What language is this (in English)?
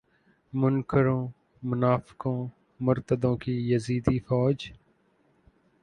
Urdu